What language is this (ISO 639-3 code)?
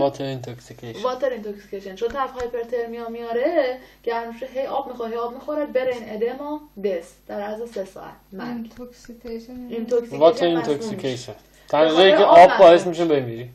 fas